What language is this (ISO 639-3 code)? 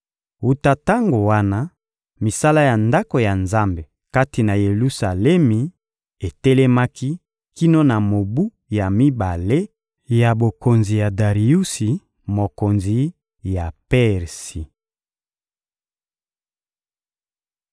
lin